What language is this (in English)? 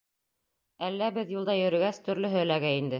Bashkir